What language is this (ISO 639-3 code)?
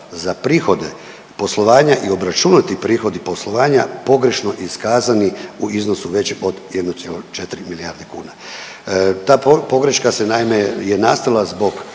hrv